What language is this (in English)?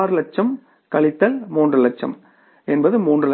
Tamil